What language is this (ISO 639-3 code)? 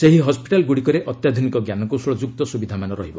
ori